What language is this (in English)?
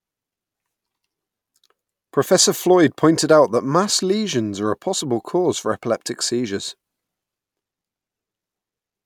English